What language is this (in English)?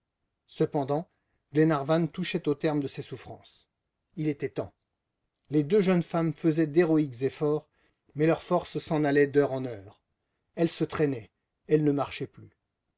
French